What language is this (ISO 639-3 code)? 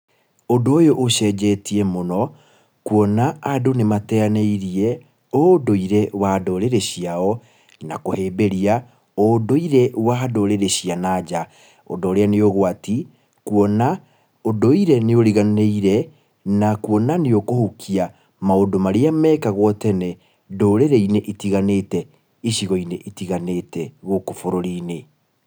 kik